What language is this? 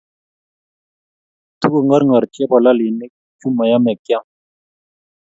Kalenjin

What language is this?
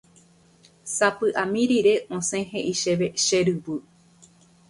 Guarani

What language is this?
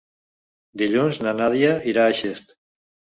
Catalan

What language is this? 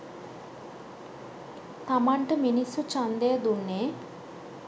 Sinhala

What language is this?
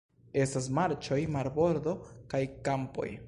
Esperanto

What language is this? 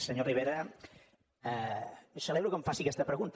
Catalan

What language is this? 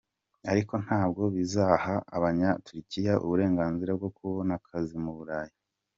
Kinyarwanda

